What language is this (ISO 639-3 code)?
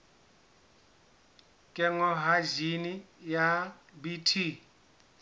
sot